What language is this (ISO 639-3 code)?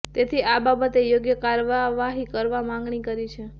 guj